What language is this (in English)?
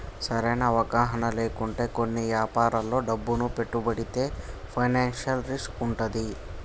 Telugu